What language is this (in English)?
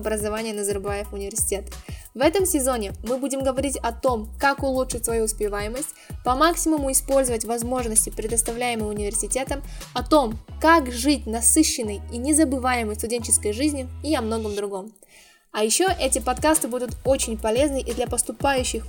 Russian